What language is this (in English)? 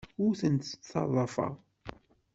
Kabyle